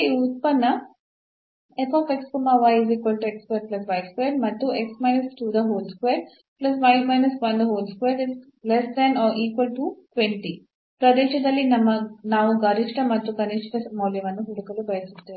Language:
Kannada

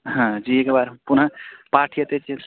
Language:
Sanskrit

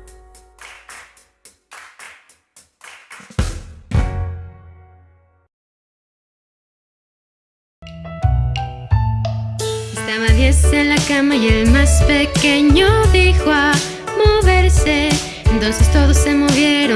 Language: Spanish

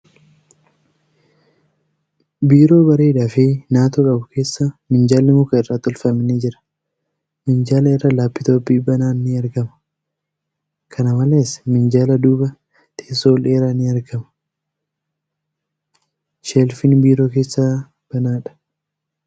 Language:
Oromo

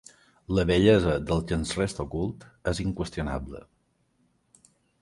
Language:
Catalan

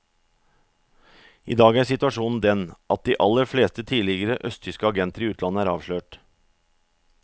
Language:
Norwegian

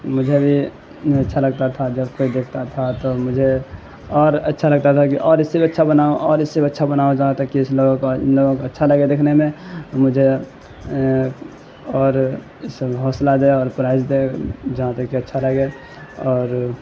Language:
Urdu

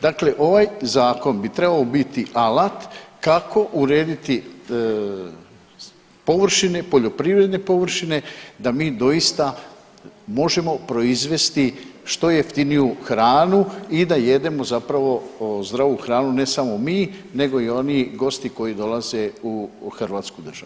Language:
Croatian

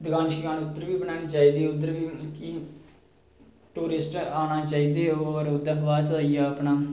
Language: Dogri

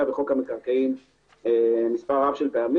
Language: Hebrew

